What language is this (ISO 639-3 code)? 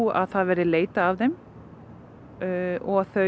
isl